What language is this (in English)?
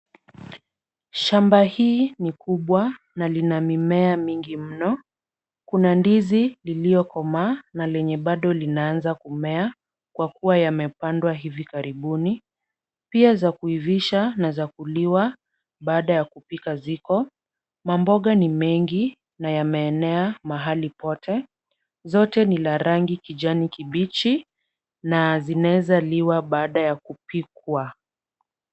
Swahili